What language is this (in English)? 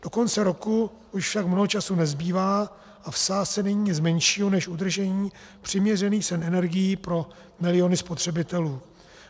Czech